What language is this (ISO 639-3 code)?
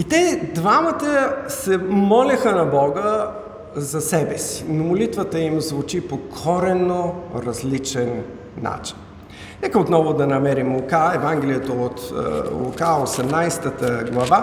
bul